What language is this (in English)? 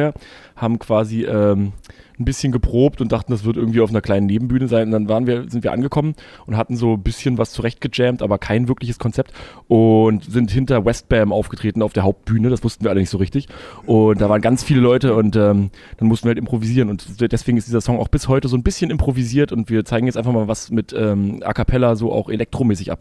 German